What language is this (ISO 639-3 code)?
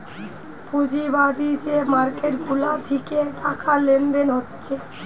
ben